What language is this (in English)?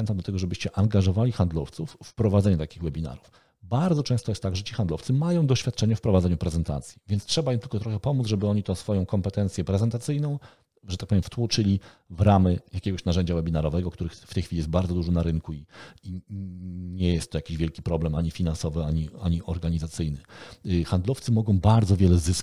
Polish